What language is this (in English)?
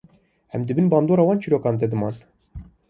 Kurdish